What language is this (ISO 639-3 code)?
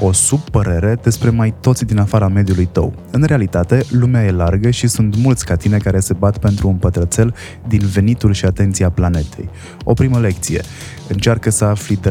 ron